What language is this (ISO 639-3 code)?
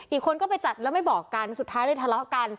tha